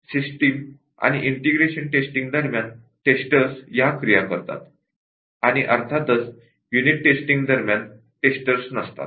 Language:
Marathi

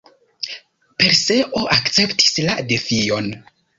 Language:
Esperanto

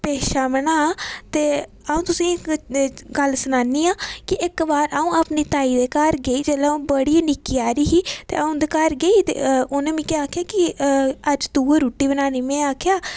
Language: Dogri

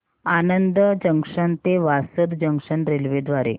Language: Marathi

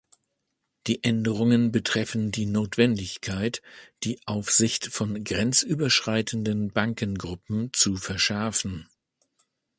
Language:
German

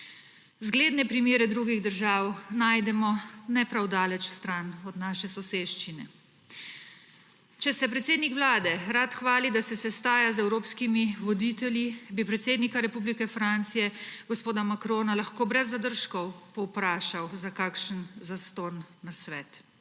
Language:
Slovenian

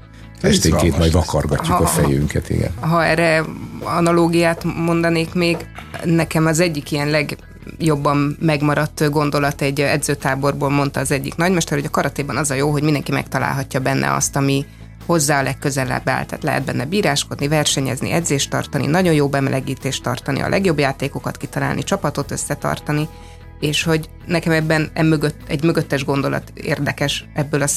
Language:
Hungarian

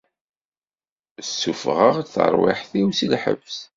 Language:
Kabyle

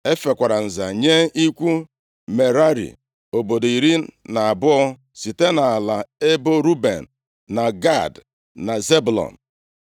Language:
Igbo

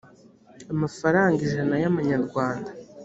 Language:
Kinyarwanda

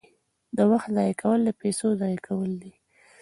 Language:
Pashto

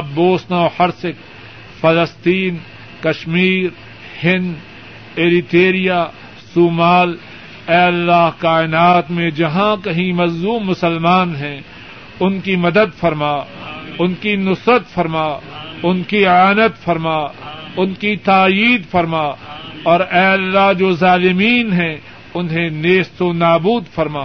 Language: Urdu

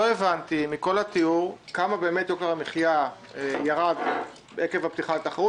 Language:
Hebrew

